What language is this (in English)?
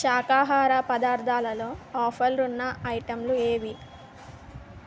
Telugu